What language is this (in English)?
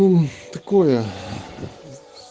Russian